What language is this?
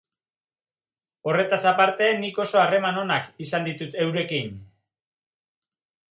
Basque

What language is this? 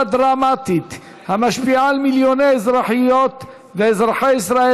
Hebrew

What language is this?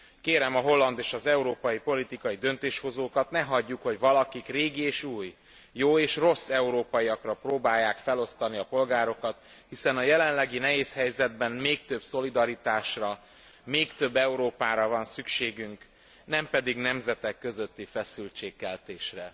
Hungarian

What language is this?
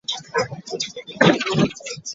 Ganda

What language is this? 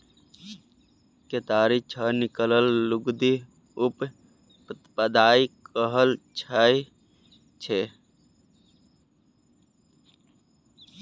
Maithili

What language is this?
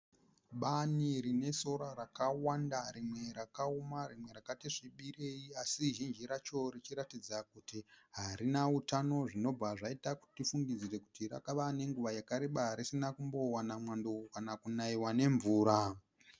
Shona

